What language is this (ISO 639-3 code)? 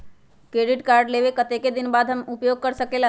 mag